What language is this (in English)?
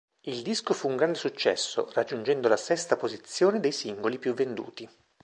Italian